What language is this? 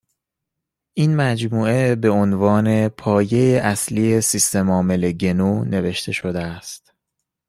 Persian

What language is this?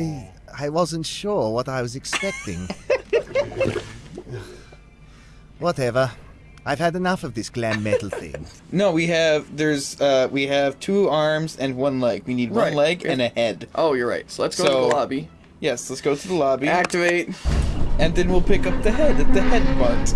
English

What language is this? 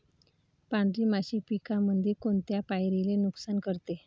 Marathi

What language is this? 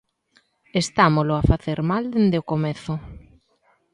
Galician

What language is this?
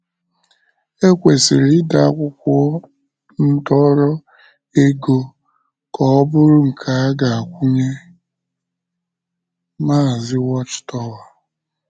Igbo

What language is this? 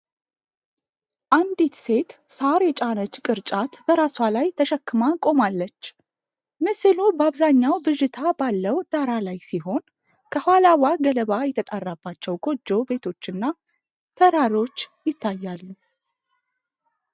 Amharic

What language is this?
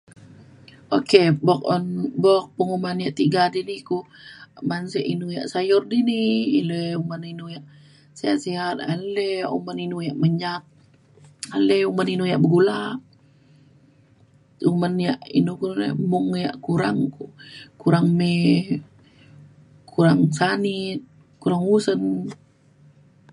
Mainstream Kenyah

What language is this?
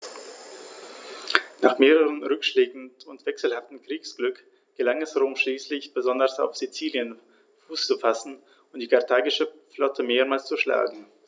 German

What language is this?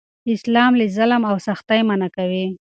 Pashto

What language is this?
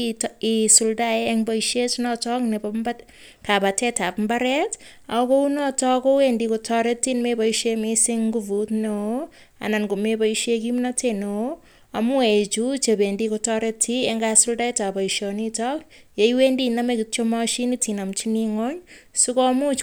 Kalenjin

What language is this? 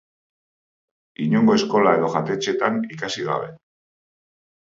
Basque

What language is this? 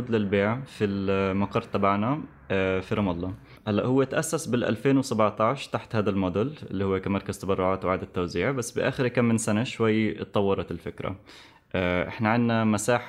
Arabic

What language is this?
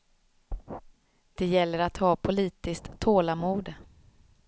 Swedish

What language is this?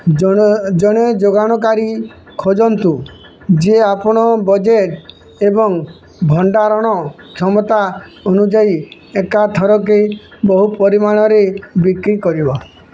Odia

